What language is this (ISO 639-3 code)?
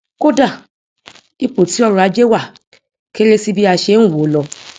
yor